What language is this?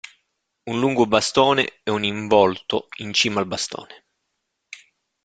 Italian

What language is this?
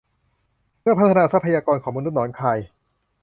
Thai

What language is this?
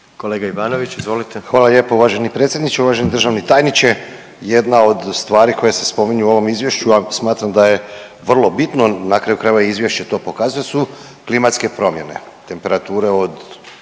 Croatian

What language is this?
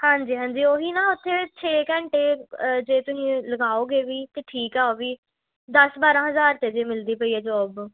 Punjabi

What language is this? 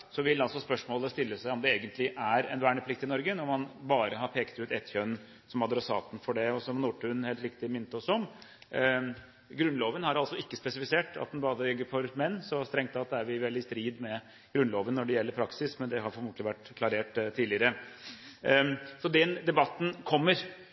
Norwegian Bokmål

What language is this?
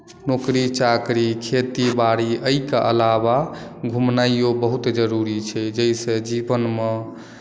Maithili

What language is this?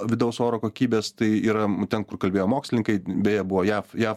Lithuanian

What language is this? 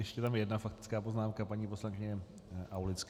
Czech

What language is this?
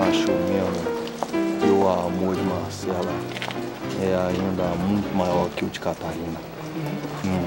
Portuguese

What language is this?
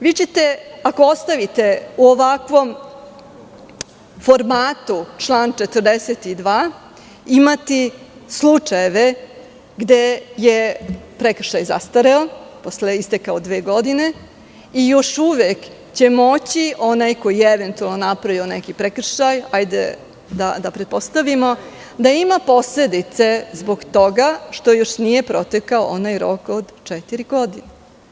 Serbian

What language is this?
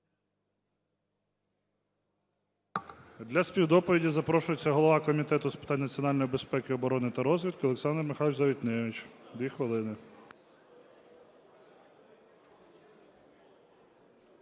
Ukrainian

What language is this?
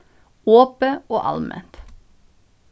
Faroese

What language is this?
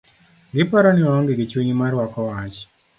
Luo (Kenya and Tanzania)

